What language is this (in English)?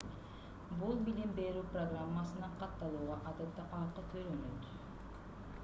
Kyrgyz